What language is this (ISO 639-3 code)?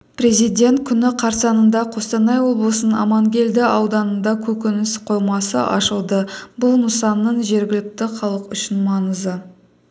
kaz